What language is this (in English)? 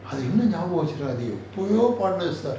English